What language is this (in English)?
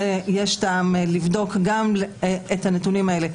Hebrew